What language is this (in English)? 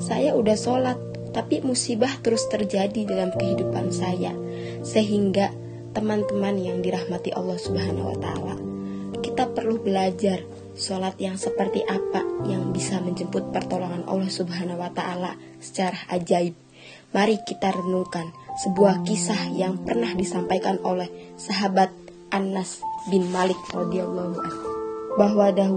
Indonesian